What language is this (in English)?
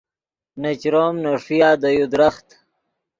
Yidgha